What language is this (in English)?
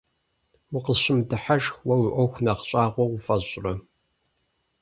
Kabardian